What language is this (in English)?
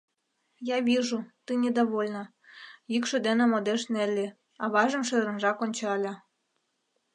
Mari